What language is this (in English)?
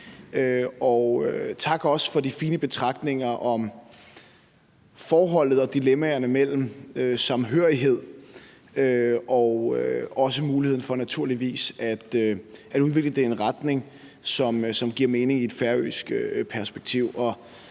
Danish